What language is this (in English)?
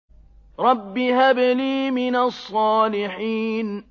Arabic